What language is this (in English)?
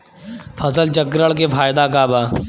Bhojpuri